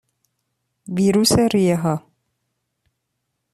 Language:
Persian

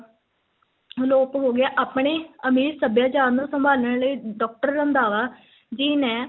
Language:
Punjabi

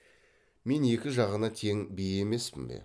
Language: Kazakh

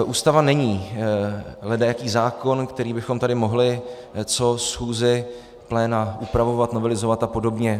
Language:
Czech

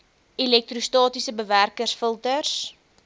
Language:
Afrikaans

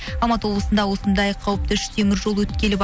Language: Kazakh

